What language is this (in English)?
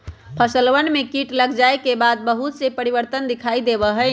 Magahi